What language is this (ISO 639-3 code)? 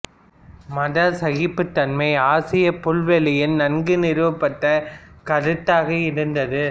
tam